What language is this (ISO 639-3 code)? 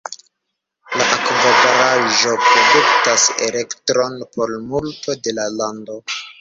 epo